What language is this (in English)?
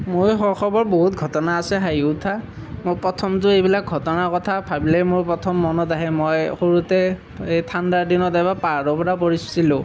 Assamese